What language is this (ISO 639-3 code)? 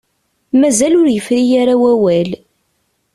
kab